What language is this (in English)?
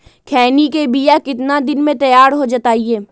Magahi